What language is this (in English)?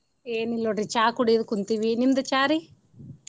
Kannada